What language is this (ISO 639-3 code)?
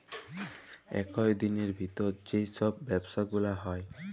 ben